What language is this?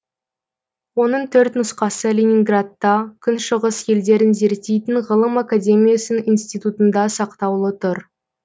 Kazakh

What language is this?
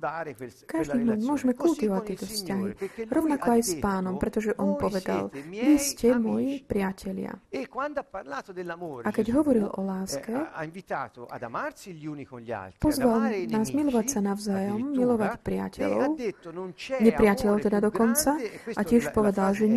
Slovak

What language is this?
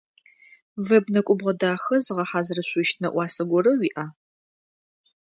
Adyghe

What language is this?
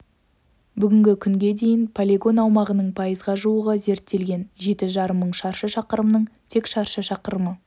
Kazakh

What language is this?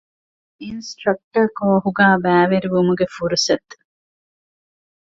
Divehi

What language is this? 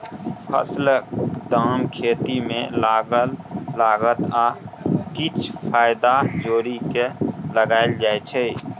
Maithili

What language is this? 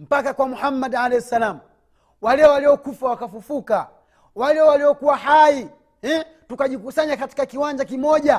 Swahili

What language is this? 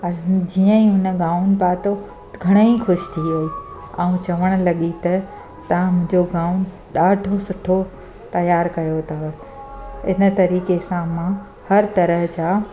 Sindhi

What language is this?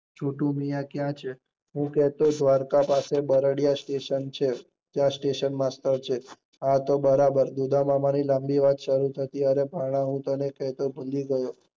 Gujarati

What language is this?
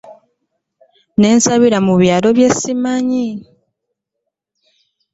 Ganda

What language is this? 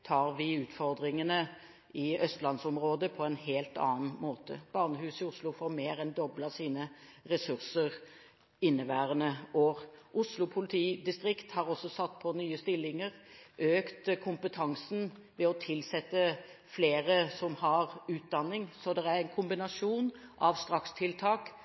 Norwegian Bokmål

